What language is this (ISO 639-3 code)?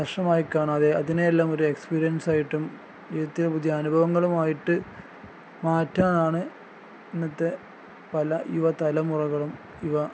mal